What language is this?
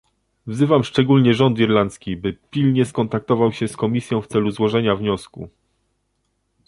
Polish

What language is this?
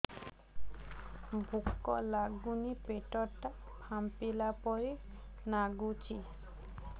Odia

